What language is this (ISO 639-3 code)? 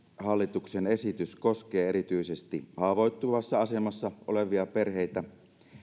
fin